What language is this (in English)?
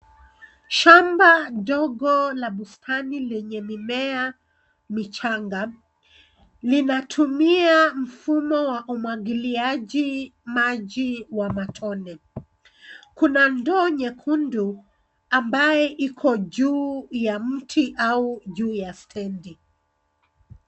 Swahili